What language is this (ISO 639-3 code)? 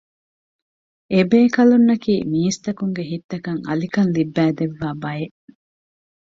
div